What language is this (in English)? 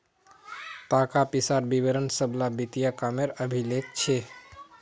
Magahi